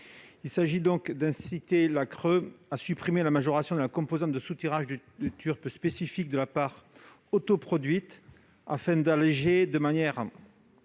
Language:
French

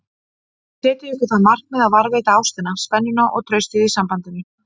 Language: Icelandic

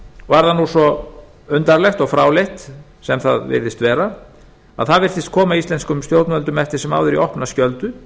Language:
Icelandic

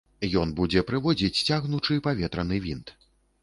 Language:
Belarusian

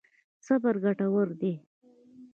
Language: Pashto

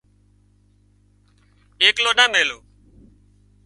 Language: Wadiyara Koli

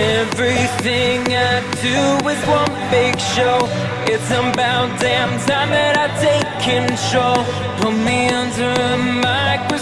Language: English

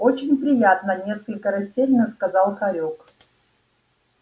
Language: Russian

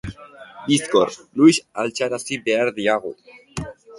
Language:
Basque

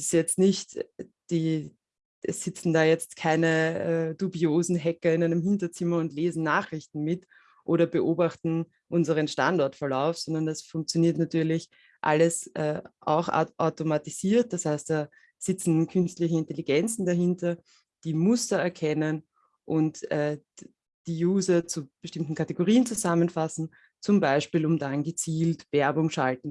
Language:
German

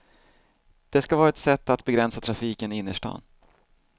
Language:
Swedish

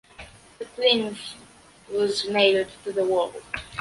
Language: English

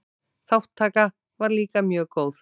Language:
Icelandic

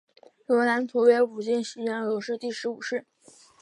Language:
Chinese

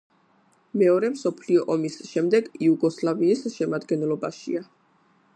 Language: Georgian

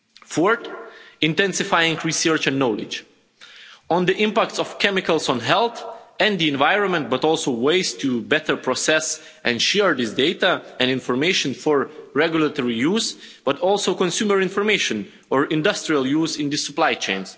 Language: English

